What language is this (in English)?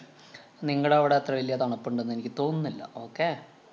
Malayalam